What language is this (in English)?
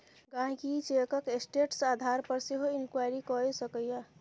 Maithili